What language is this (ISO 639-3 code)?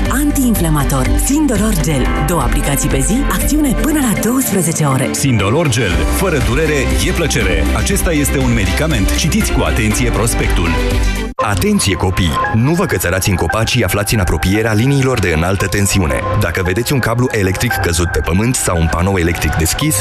ron